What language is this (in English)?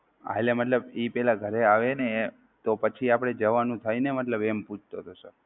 Gujarati